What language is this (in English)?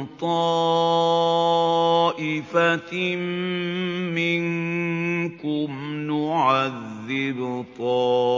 Arabic